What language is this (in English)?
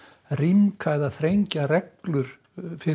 Icelandic